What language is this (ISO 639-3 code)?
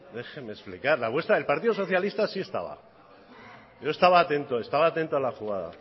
spa